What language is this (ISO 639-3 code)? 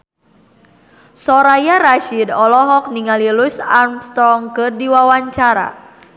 sun